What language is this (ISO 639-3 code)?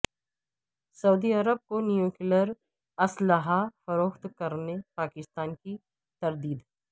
urd